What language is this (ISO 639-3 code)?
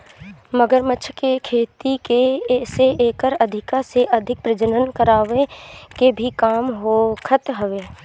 bho